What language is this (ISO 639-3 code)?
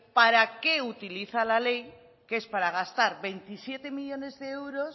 spa